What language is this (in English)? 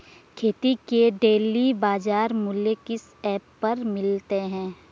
Hindi